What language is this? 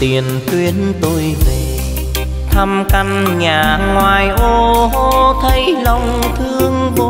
Vietnamese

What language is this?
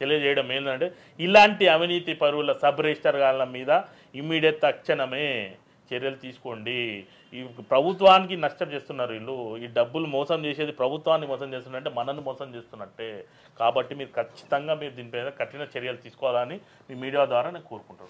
Telugu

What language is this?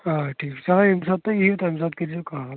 Kashmiri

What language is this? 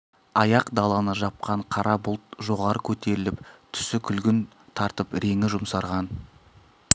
Kazakh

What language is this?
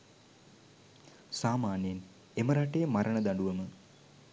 Sinhala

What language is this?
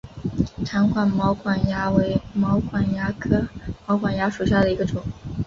Chinese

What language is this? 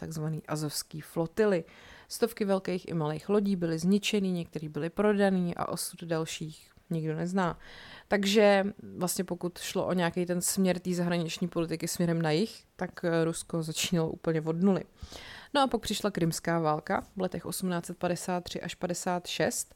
Czech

